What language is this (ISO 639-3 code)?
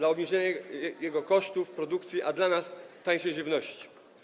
pol